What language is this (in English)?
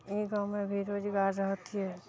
Maithili